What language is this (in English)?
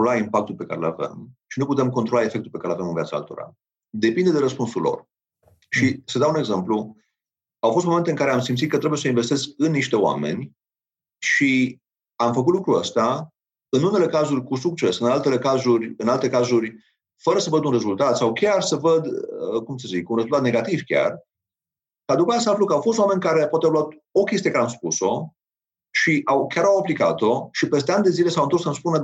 Romanian